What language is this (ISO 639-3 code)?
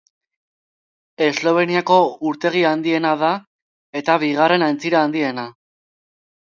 eus